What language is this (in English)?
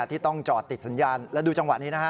Thai